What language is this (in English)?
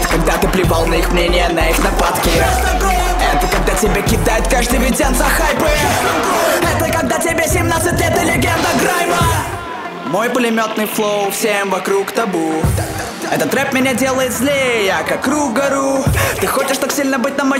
Russian